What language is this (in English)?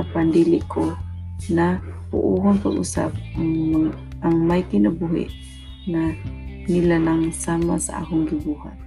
Filipino